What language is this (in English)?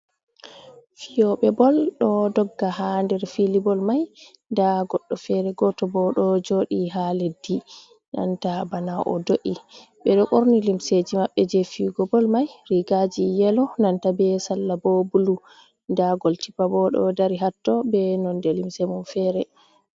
Fula